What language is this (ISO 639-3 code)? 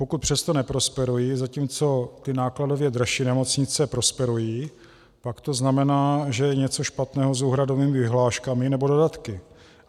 ces